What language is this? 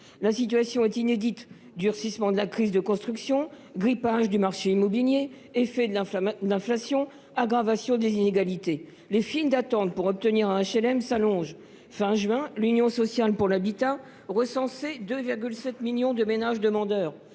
French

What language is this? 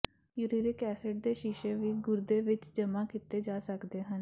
Punjabi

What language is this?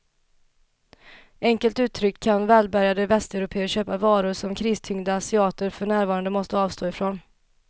Swedish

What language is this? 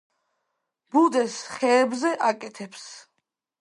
Georgian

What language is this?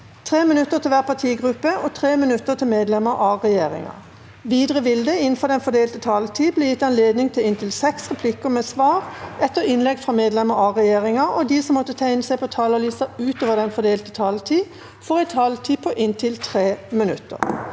Norwegian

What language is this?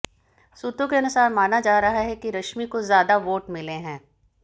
Hindi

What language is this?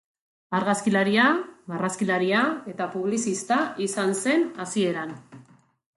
Basque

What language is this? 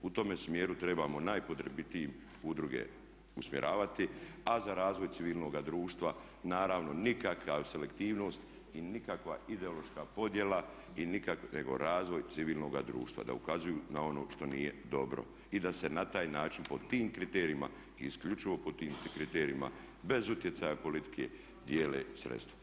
Croatian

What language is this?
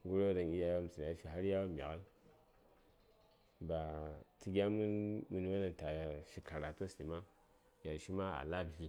Saya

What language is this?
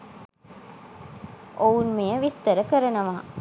Sinhala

